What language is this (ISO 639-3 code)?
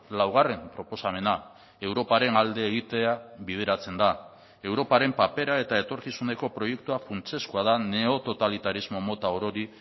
eus